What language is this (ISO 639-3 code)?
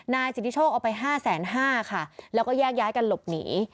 tha